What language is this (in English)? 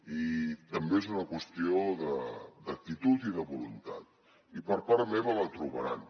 Catalan